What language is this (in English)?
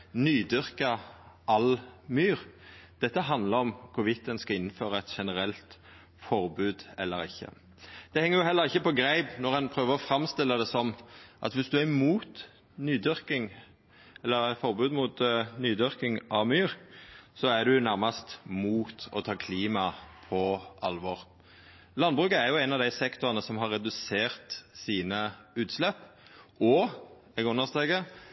Norwegian Nynorsk